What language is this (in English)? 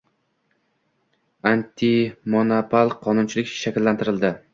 Uzbek